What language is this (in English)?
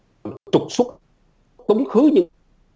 Vietnamese